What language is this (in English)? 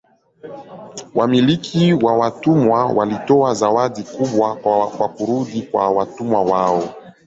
Swahili